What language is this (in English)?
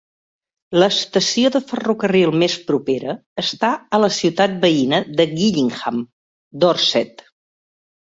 Catalan